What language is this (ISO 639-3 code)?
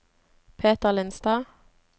nor